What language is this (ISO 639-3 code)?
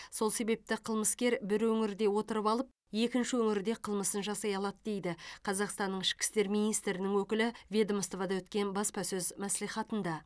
kaz